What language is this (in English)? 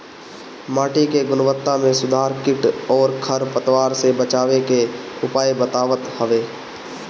Bhojpuri